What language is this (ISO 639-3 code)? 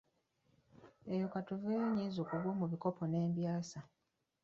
lug